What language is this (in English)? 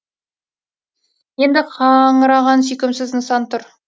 Kazakh